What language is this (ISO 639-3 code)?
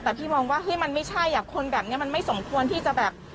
tha